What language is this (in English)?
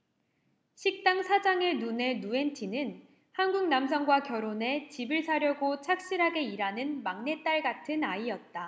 Korean